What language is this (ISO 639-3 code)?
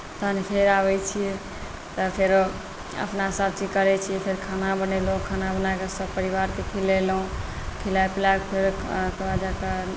mai